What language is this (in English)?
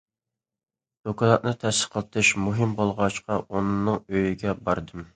Uyghur